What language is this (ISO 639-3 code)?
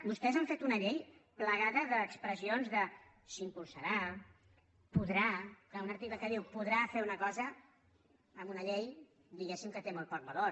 cat